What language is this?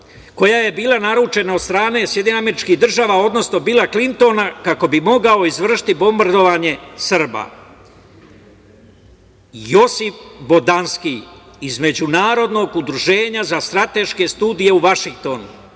Serbian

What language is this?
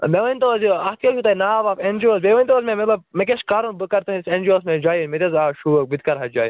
Kashmiri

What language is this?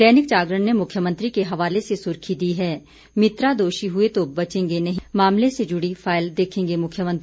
Hindi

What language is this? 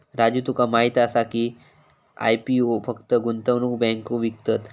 Marathi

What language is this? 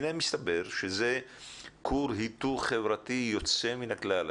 Hebrew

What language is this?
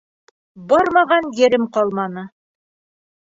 Bashkir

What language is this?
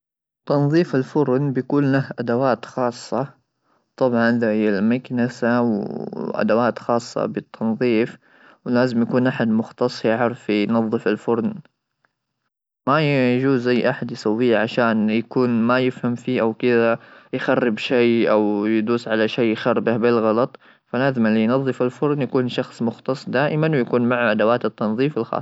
Gulf Arabic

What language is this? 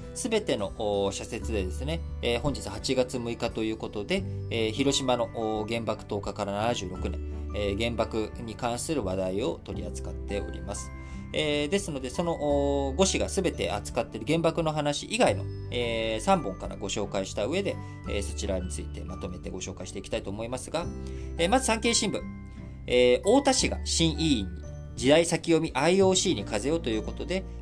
Japanese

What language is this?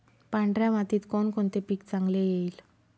Marathi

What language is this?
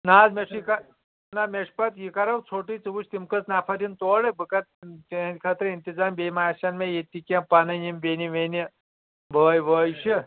Kashmiri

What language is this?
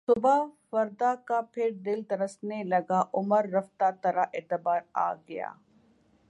Urdu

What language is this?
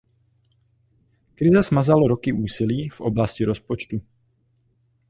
Czech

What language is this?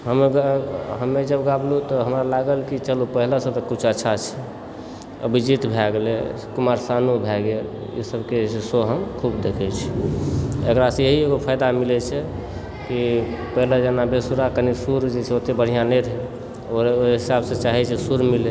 Maithili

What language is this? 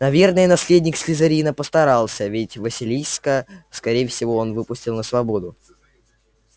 Russian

